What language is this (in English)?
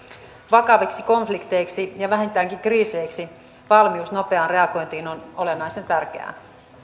Finnish